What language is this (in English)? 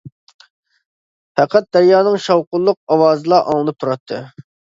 Uyghur